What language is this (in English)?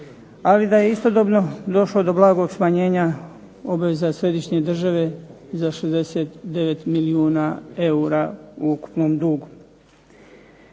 Croatian